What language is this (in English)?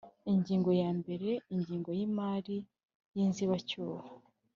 Kinyarwanda